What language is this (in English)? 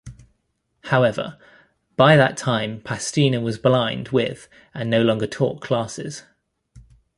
English